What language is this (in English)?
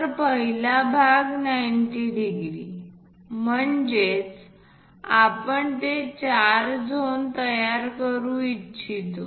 Marathi